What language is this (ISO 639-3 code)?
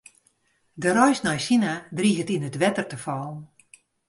fry